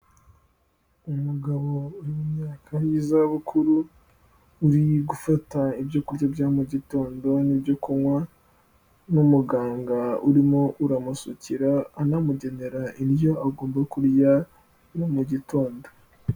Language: Kinyarwanda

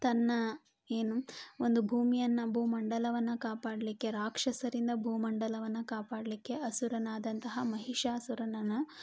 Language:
Kannada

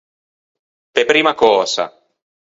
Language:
Ligurian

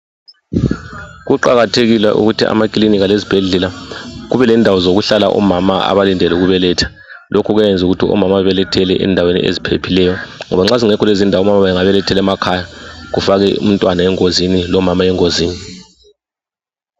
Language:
North Ndebele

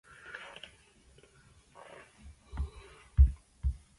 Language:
English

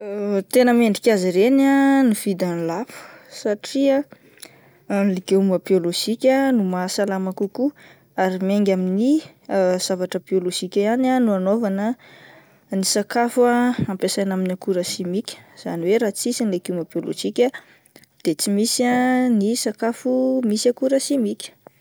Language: Malagasy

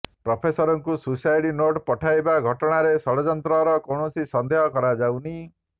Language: Odia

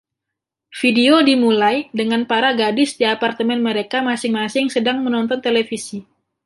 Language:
Indonesian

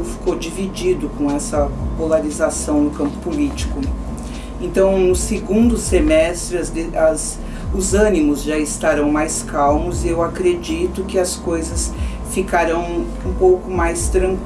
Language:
Portuguese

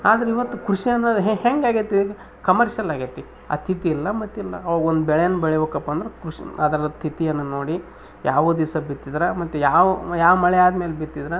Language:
Kannada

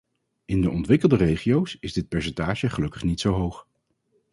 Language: Dutch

